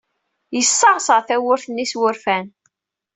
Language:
Kabyle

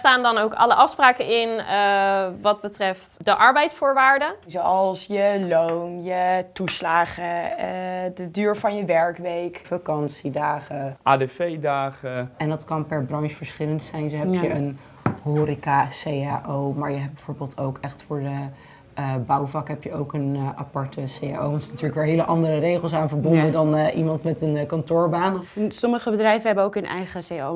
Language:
Dutch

